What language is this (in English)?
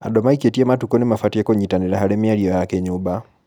Kikuyu